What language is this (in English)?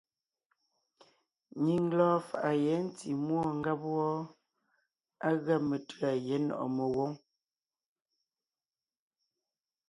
Ngiemboon